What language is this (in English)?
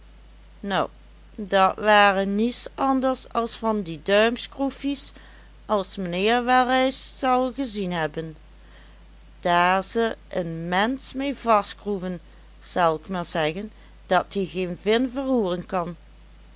Dutch